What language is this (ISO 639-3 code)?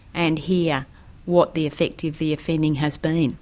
eng